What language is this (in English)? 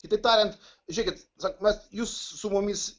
Lithuanian